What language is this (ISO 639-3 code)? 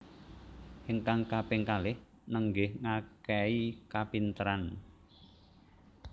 jav